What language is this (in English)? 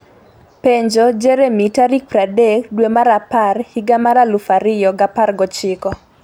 Luo (Kenya and Tanzania)